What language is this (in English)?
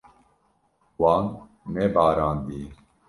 Kurdish